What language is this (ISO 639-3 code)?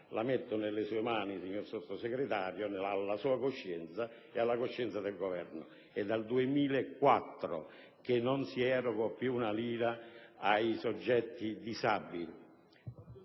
ita